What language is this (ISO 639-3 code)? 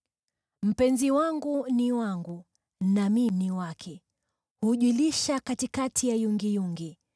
swa